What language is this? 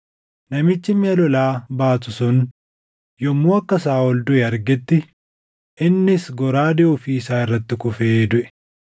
Oromo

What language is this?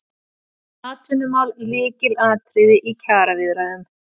Icelandic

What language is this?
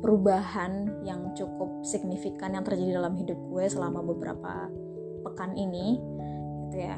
Indonesian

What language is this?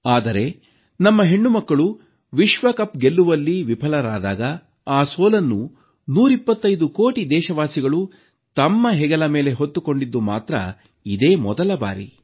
Kannada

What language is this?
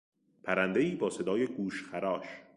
Persian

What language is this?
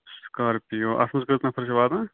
Kashmiri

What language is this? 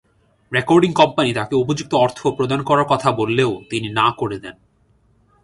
Bangla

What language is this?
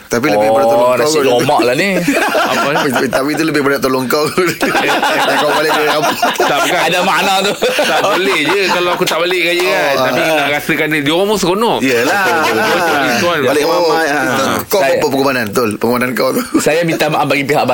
Malay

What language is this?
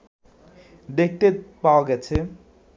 Bangla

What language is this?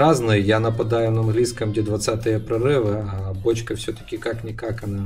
Russian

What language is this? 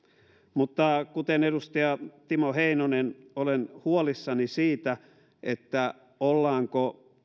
Finnish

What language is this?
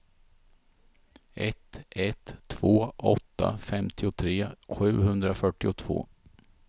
Swedish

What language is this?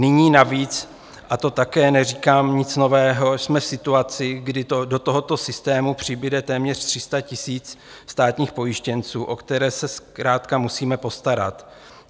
Czech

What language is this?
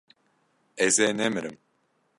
Kurdish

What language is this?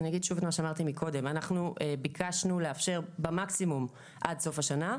Hebrew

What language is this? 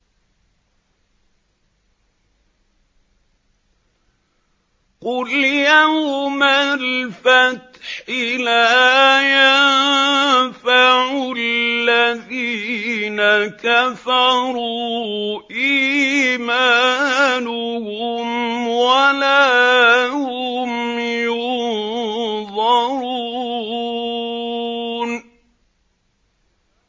Arabic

